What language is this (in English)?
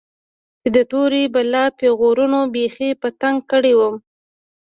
Pashto